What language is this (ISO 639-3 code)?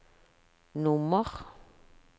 nor